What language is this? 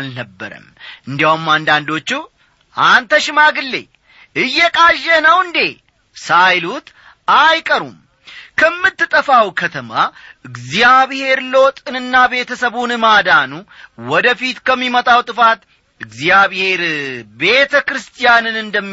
Amharic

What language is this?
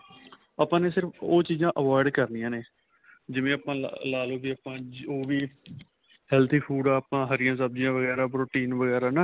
Punjabi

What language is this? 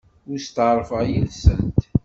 Kabyle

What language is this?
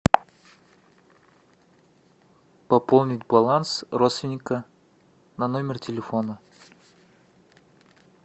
Russian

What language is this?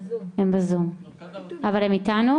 Hebrew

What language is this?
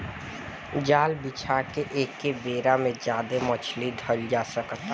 Bhojpuri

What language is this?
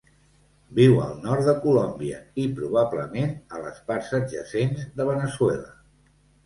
Catalan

